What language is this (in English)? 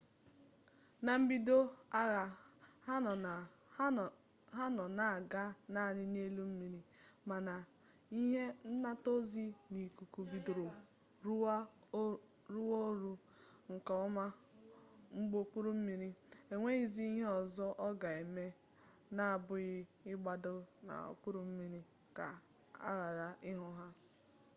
Igbo